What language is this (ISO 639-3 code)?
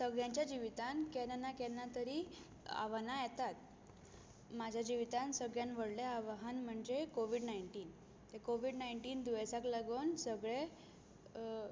kok